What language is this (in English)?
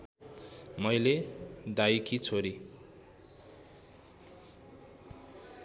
Nepali